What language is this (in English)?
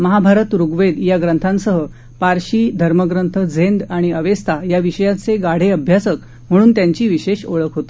Marathi